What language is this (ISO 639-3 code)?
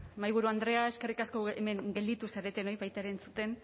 eus